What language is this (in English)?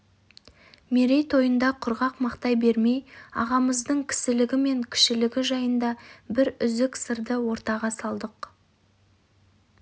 Kazakh